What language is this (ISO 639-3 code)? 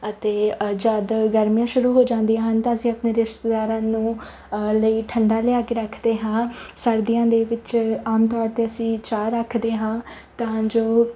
pan